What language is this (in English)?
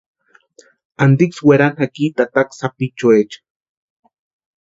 Western Highland Purepecha